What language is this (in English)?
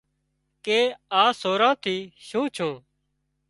Wadiyara Koli